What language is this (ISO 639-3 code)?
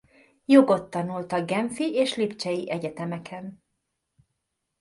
hun